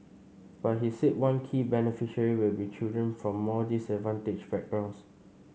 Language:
English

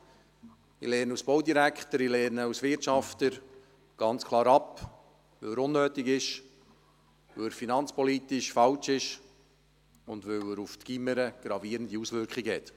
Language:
Swiss German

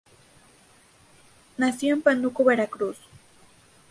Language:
Spanish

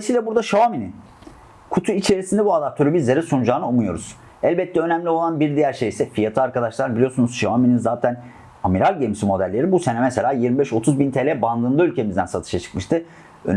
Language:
Turkish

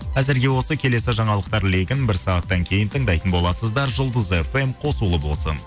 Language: Kazakh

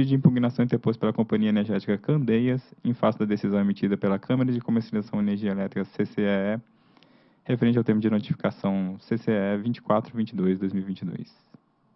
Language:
Portuguese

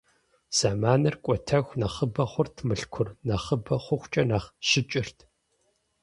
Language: Kabardian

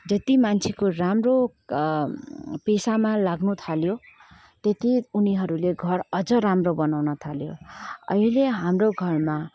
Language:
Nepali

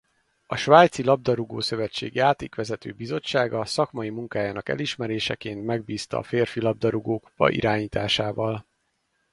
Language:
Hungarian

